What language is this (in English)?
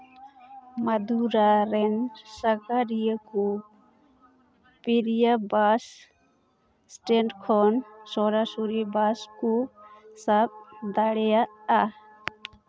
Santali